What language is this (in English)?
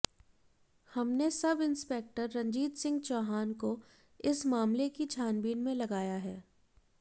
Hindi